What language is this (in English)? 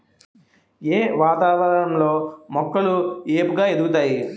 Telugu